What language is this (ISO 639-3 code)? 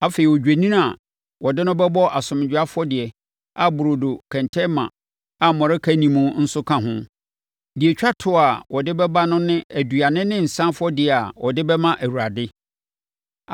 aka